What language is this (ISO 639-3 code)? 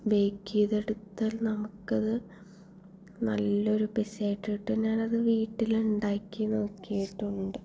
mal